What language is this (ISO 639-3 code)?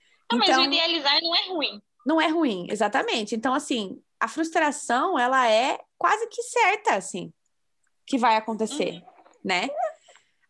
por